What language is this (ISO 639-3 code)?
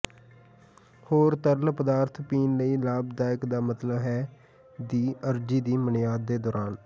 pan